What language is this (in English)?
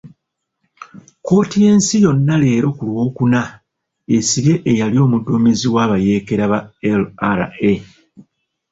Ganda